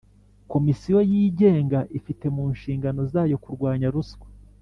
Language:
Kinyarwanda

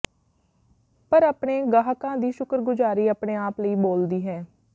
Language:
Punjabi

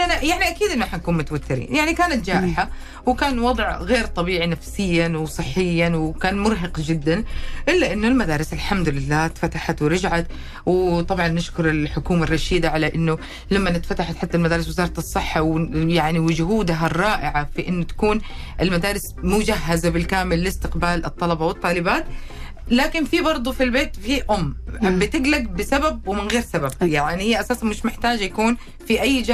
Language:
Arabic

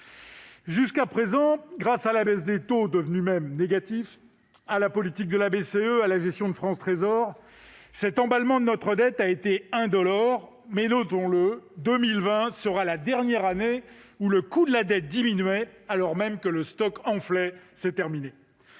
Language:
French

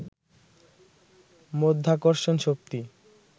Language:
Bangla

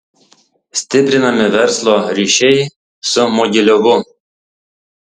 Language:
Lithuanian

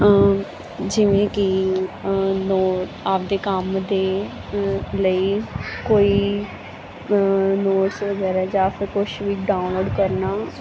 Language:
Punjabi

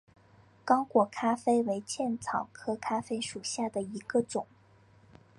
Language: Chinese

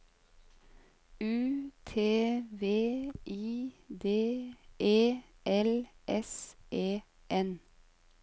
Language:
Norwegian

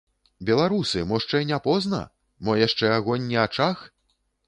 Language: Belarusian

